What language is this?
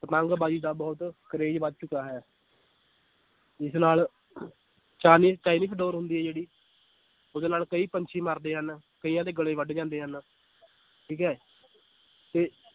Punjabi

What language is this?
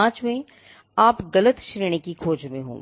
Hindi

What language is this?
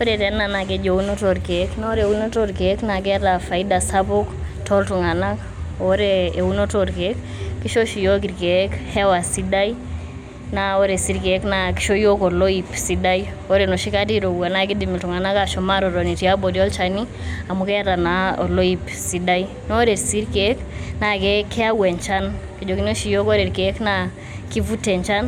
Masai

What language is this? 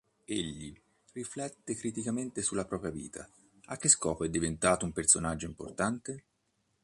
Italian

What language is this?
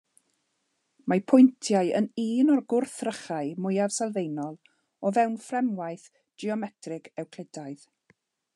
Welsh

